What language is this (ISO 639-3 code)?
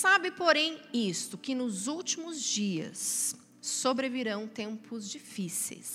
por